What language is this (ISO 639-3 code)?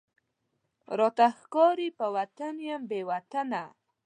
pus